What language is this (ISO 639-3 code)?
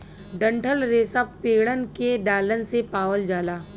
bho